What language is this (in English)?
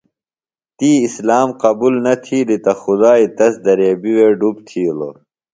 Phalura